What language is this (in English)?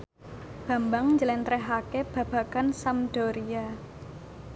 Javanese